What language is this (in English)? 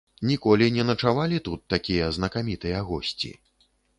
Belarusian